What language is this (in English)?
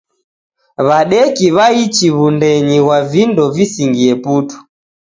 Taita